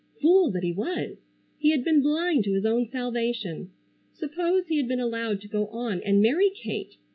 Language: English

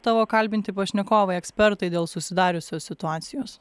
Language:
Lithuanian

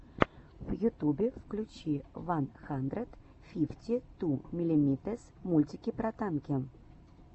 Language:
Russian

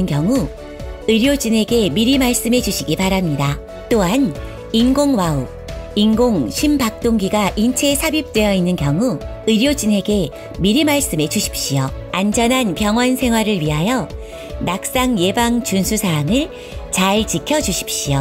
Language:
Korean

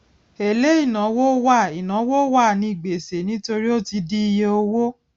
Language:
Yoruba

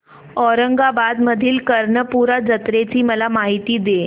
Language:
Marathi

